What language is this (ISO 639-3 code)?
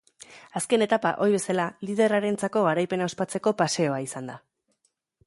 eus